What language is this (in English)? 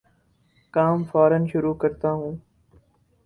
Urdu